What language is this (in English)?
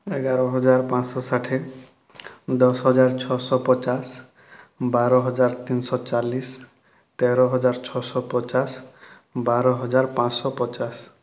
Odia